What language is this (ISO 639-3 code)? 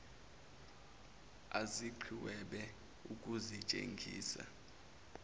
zul